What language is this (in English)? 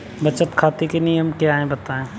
Hindi